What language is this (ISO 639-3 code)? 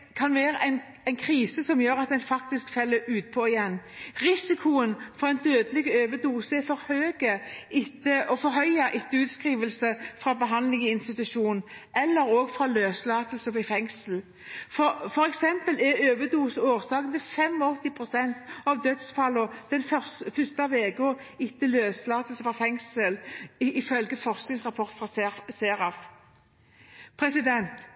nob